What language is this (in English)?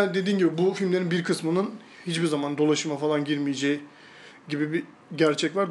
Turkish